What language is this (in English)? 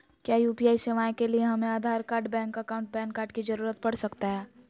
Magahi